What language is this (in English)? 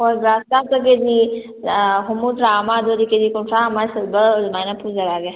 Manipuri